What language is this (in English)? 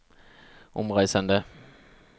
Norwegian